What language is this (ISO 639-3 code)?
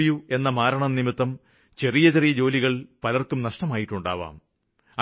mal